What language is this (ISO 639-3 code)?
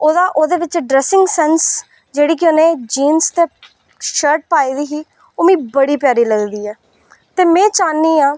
doi